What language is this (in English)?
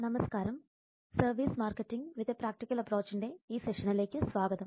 Malayalam